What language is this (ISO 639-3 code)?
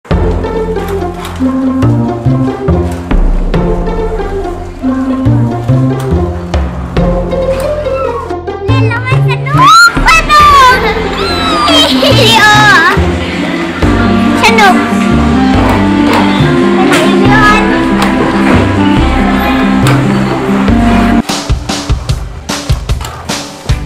nld